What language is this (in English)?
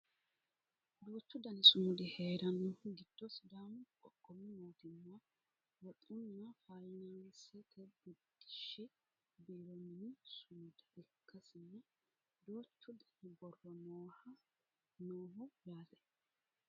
Sidamo